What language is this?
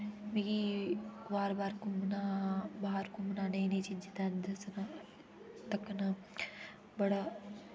Dogri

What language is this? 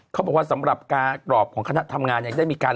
Thai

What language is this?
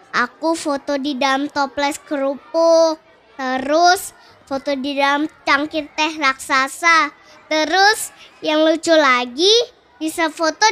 Indonesian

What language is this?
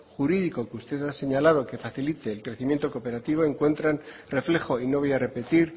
Spanish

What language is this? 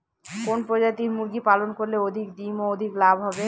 Bangla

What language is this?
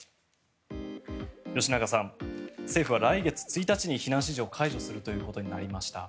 Japanese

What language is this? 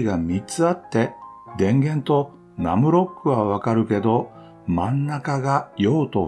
Japanese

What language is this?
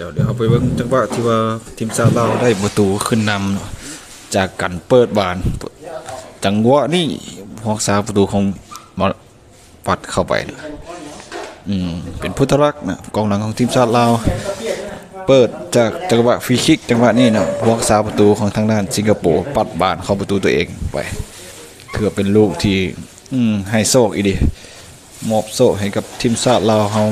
Thai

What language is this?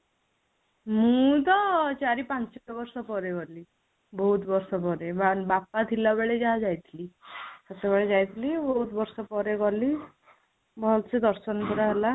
Odia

